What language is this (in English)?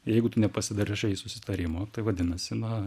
Lithuanian